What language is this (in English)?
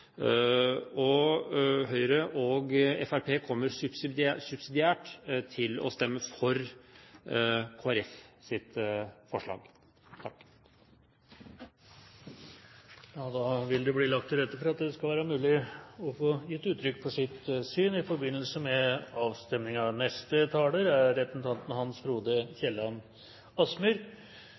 Norwegian Bokmål